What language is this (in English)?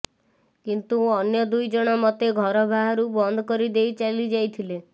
Odia